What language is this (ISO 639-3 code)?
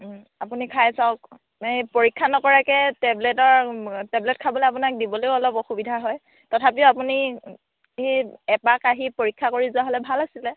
asm